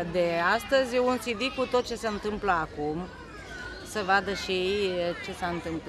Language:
Romanian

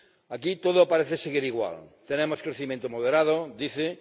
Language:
Spanish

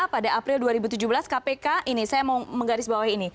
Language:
Indonesian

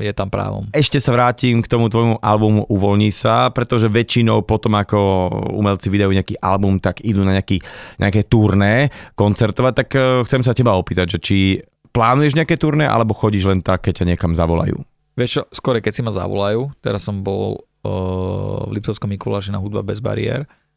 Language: Slovak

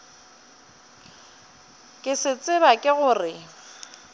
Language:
Northern Sotho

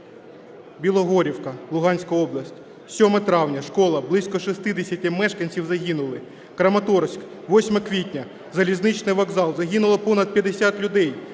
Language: Ukrainian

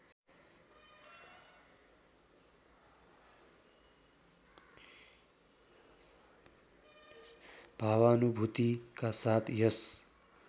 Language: Nepali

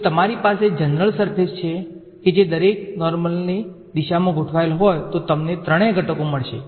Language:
Gujarati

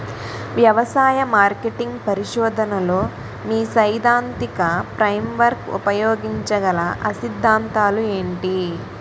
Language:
Telugu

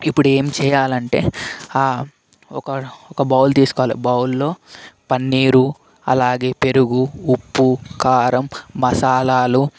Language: Telugu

